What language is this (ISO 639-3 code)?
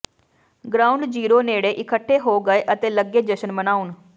pan